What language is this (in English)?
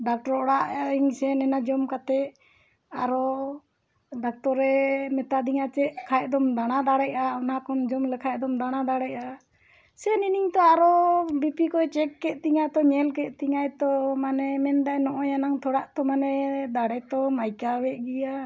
Santali